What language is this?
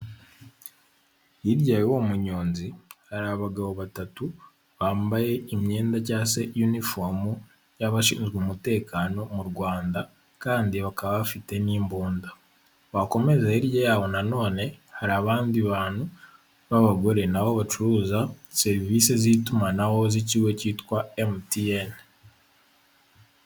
Kinyarwanda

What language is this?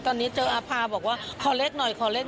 Thai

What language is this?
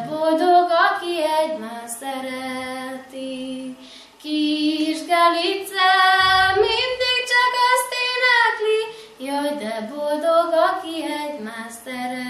Hungarian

